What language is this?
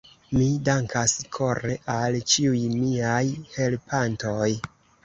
Esperanto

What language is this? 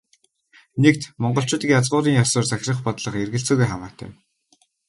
Mongolian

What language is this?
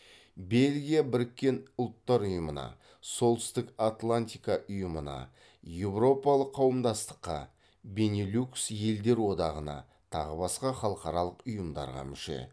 Kazakh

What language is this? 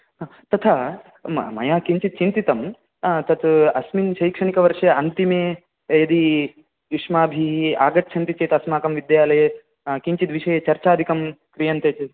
Sanskrit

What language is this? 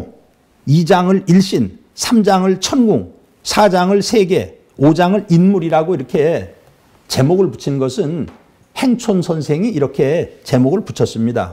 Korean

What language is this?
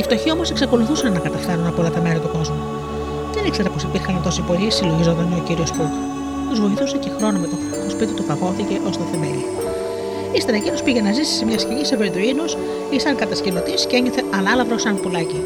Greek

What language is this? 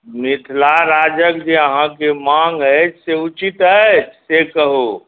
Maithili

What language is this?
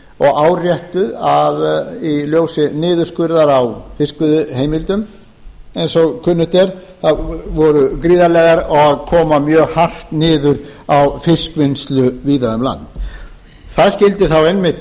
Icelandic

